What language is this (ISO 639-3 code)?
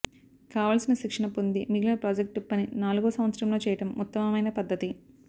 tel